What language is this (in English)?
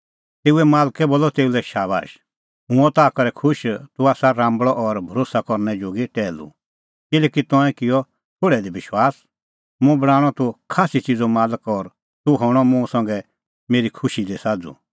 Kullu Pahari